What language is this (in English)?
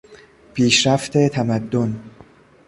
Persian